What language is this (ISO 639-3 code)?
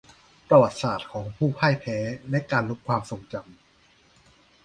tha